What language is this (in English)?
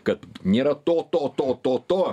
Lithuanian